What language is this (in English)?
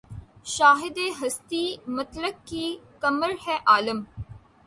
Urdu